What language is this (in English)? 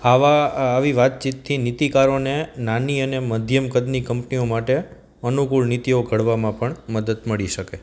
Gujarati